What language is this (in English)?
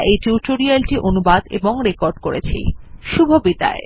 Bangla